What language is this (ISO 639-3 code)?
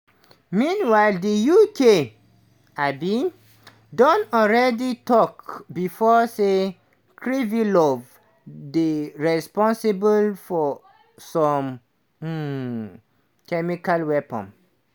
pcm